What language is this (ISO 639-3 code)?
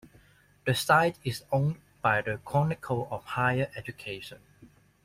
eng